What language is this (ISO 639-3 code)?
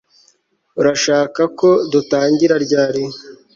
kin